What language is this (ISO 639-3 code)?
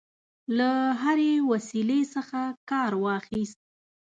pus